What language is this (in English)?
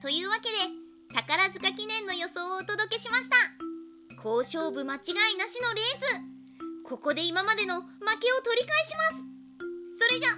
Japanese